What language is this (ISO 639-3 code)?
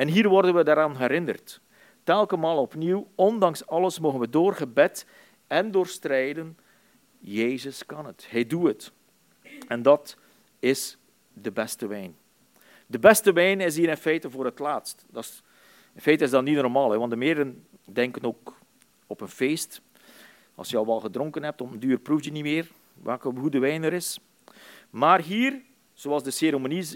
nld